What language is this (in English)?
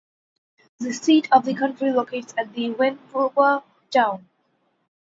English